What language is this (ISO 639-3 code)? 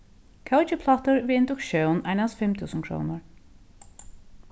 fao